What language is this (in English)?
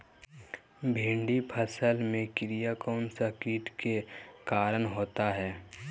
Magahi